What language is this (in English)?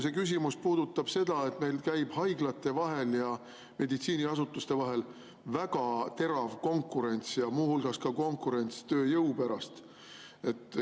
Estonian